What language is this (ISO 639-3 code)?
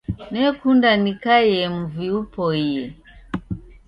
dav